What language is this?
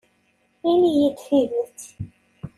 Kabyle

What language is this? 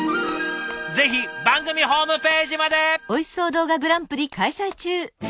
Japanese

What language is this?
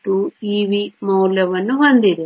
Kannada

